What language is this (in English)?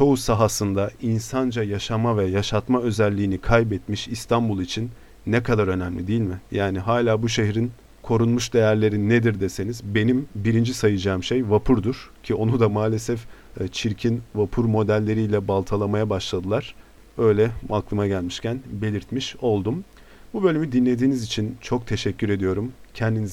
Turkish